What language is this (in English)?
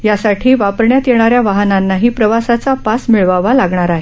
Marathi